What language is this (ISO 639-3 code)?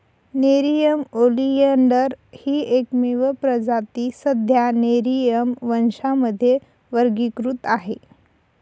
mar